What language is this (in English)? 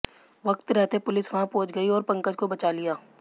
Hindi